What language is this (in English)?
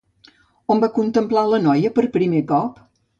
Catalan